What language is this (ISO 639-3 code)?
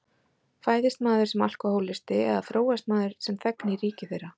isl